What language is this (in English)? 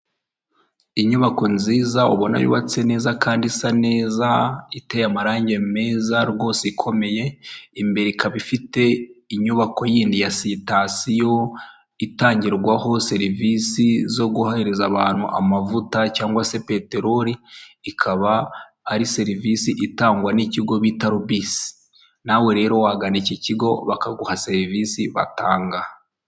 Kinyarwanda